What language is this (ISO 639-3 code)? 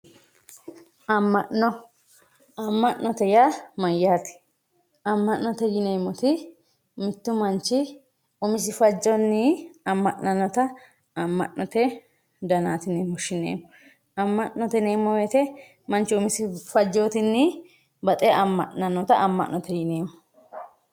sid